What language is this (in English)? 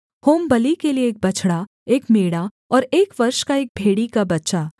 Hindi